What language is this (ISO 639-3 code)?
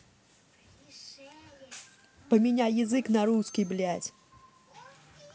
rus